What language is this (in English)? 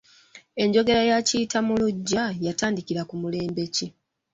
Ganda